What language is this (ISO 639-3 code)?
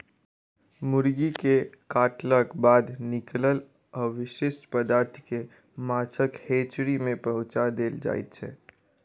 mai